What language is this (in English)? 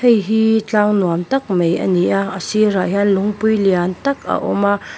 Mizo